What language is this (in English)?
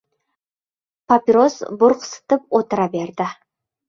Uzbek